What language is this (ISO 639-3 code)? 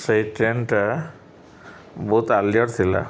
ori